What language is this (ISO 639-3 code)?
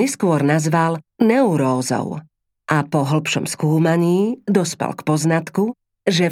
slk